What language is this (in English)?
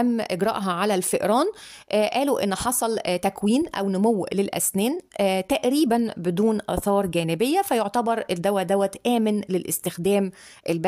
Arabic